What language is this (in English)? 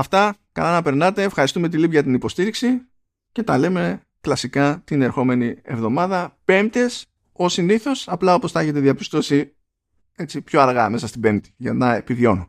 Greek